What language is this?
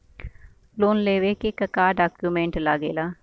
Bhojpuri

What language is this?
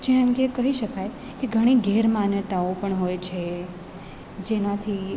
Gujarati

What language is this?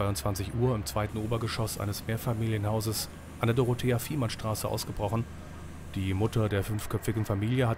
German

